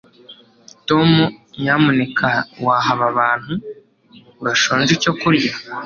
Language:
Kinyarwanda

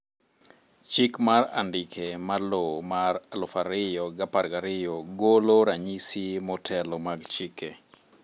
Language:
Luo (Kenya and Tanzania)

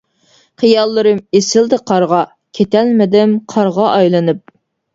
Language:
Uyghur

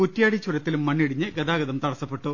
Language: Malayalam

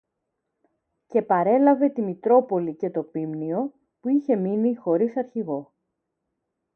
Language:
Greek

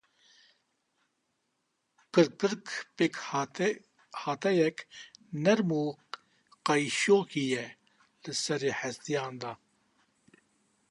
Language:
Kurdish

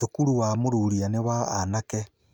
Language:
Kikuyu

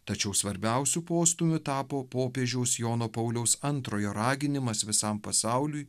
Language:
Lithuanian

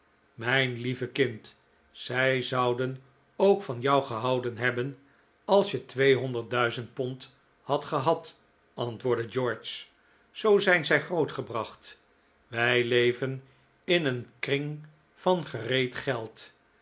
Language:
Dutch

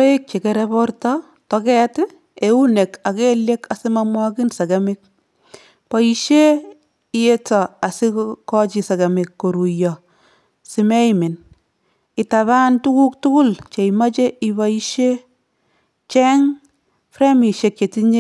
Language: Kalenjin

